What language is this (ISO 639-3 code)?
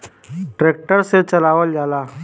bho